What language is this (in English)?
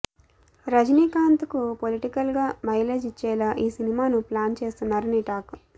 Telugu